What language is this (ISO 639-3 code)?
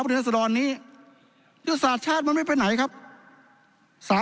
tha